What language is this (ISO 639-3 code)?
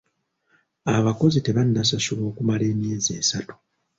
lug